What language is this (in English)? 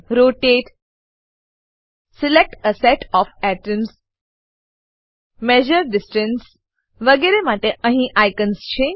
Gujarati